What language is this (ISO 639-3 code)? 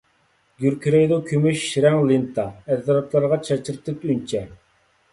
uig